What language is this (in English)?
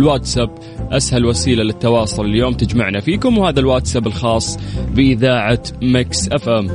Arabic